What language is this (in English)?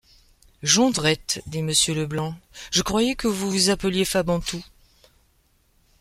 French